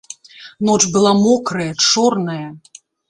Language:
Belarusian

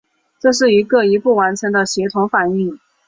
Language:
Chinese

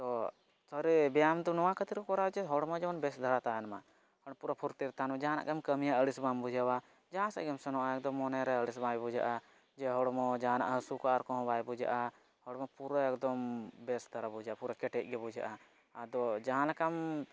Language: Santali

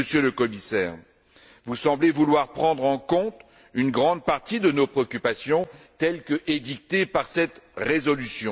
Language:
French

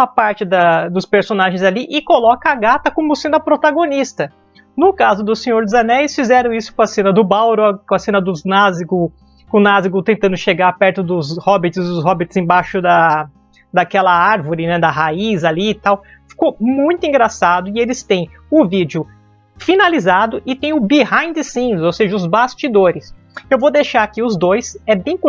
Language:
Portuguese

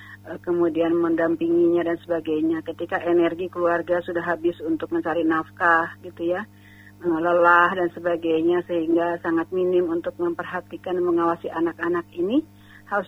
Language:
Indonesian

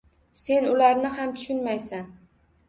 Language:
Uzbek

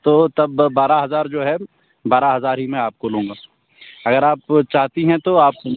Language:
Urdu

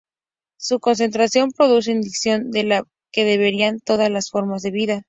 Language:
Spanish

